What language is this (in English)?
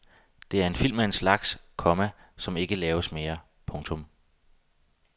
Danish